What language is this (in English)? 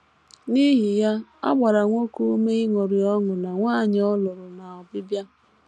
Igbo